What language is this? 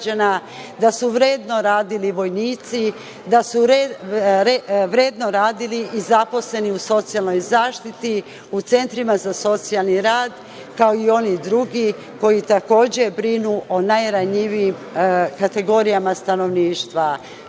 Serbian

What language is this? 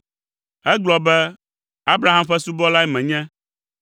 Ewe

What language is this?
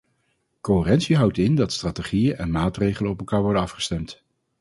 Dutch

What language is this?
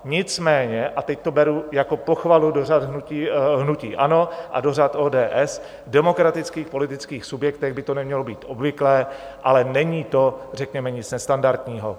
Czech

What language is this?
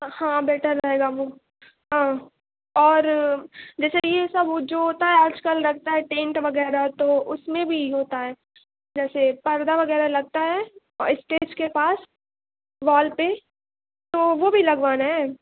Urdu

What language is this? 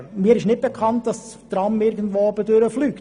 Swiss German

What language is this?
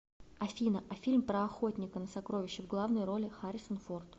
Russian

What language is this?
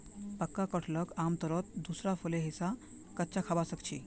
Magahi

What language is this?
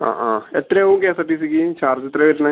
Malayalam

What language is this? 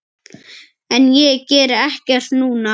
Icelandic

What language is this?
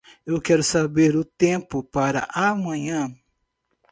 Portuguese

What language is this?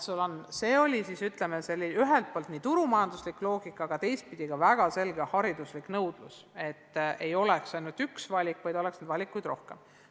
Estonian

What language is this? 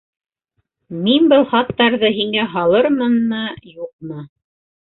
Bashkir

